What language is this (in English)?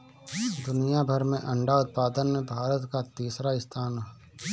Bhojpuri